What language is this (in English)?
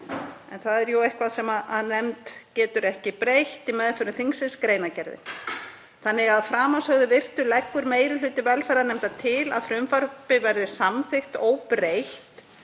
Icelandic